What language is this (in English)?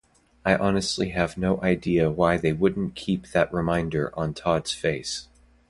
English